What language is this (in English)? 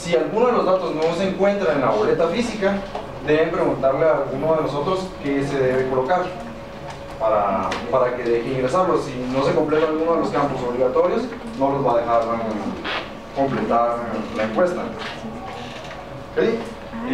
Spanish